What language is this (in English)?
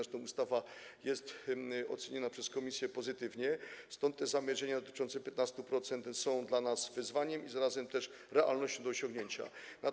Polish